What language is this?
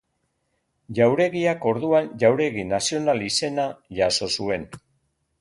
Basque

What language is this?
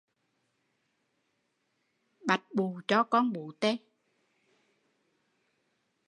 Vietnamese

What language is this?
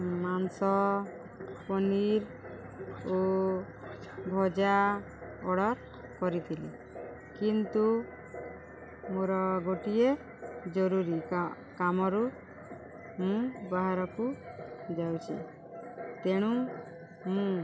Odia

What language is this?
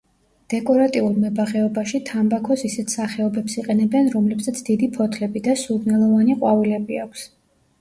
Georgian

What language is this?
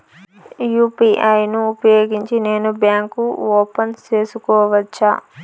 Telugu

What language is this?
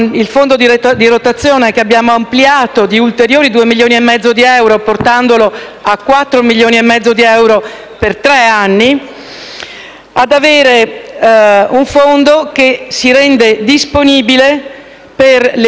Italian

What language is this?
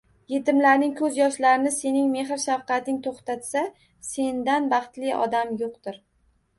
Uzbek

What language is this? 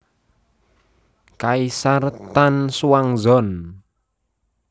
Javanese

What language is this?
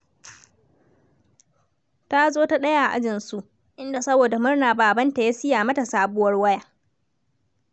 Hausa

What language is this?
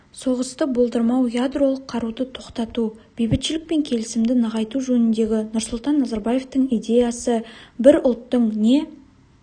Kazakh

